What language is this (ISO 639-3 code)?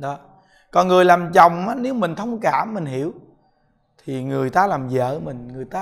vie